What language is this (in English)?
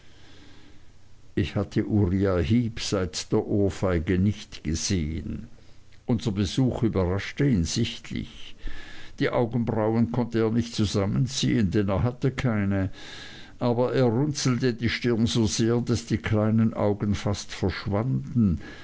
German